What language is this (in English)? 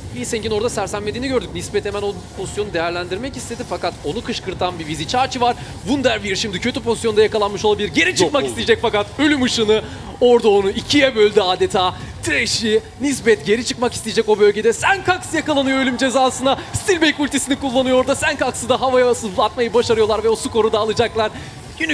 Turkish